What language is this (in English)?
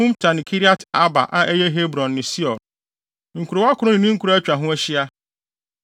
Akan